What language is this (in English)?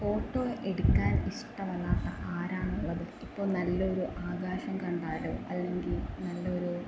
Malayalam